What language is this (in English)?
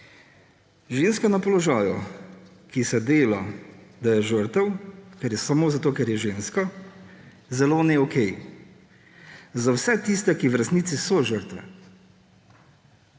Slovenian